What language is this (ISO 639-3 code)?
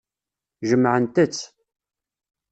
kab